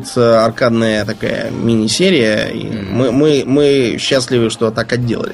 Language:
Russian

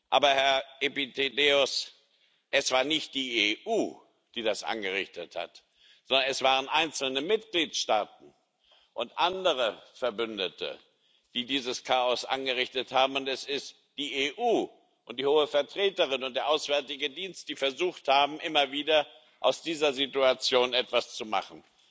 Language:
German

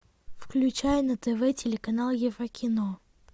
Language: Russian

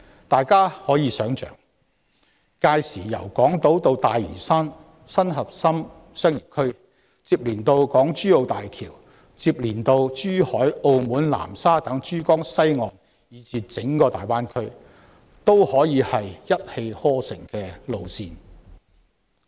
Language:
Cantonese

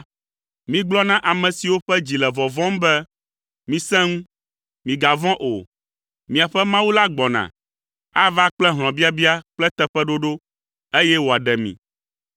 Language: Ewe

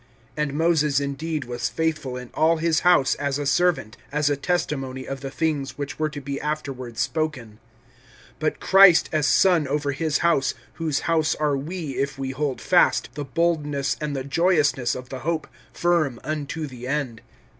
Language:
English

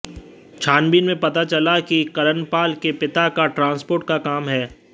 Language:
Hindi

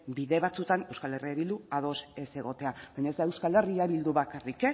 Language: Basque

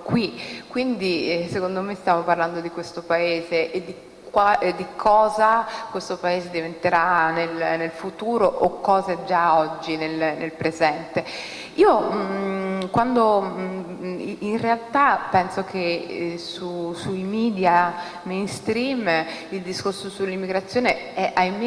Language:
Italian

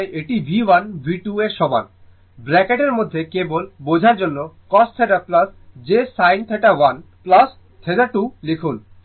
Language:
Bangla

